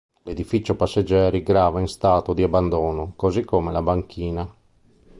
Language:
Italian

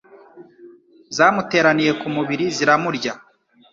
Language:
Kinyarwanda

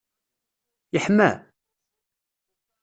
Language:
Kabyle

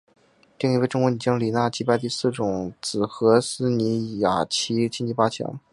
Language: Chinese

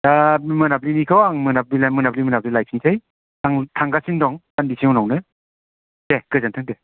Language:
Bodo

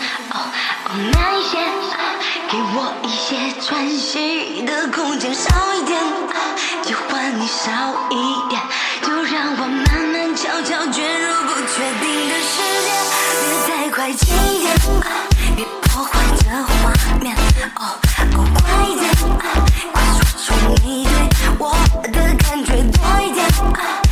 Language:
Chinese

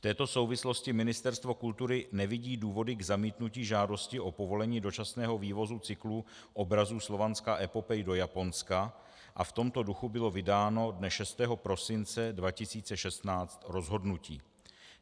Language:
Czech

